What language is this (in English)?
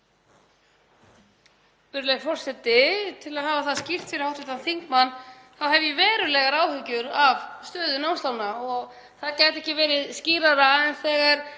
Icelandic